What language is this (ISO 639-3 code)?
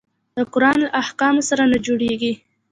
pus